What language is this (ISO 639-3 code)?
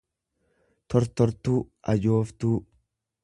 orm